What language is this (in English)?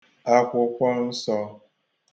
Igbo